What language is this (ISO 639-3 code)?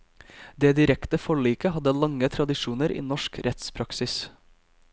nor